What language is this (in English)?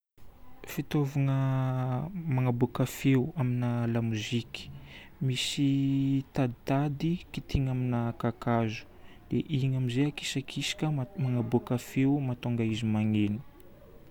Northern Betsimisaraka Malagasy